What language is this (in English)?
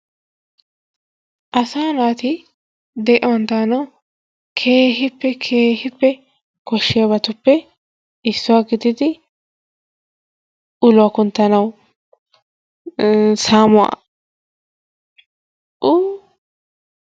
Wolaytta